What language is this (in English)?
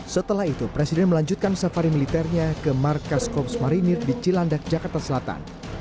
Indonesian